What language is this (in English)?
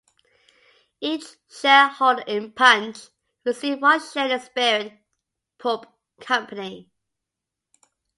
English